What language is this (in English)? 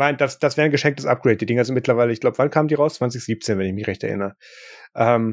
German